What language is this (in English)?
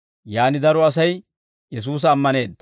Dawro